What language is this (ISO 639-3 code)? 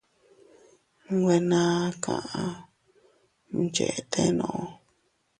cut